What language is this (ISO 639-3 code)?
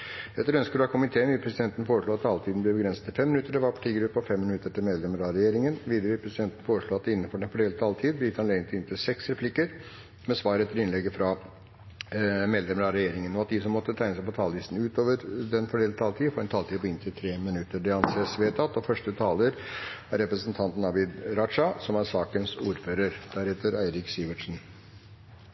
nor